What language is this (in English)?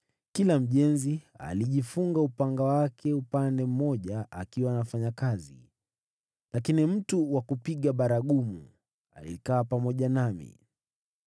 Swahili